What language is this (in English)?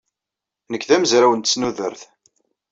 Kabyle